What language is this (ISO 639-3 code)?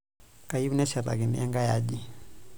mas